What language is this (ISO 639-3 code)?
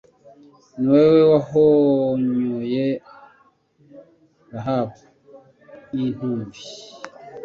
kin